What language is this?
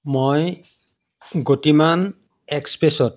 Assamese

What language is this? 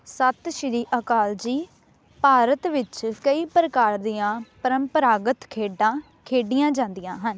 Punjabi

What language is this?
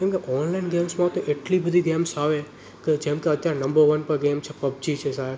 Gujarati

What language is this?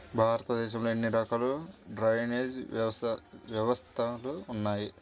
Telugu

